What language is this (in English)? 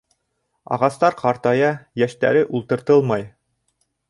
Bashkir